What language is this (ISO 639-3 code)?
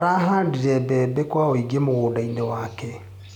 kik